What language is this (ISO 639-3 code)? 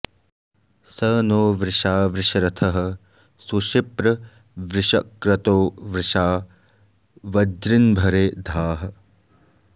san